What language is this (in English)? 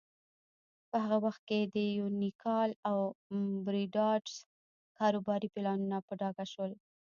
Pashto